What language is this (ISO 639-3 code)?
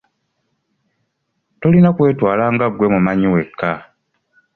lug